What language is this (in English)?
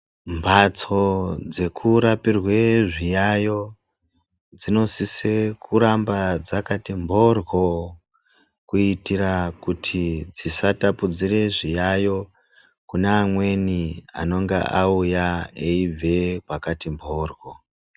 Ndau